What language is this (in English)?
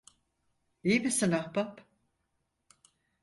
Turkish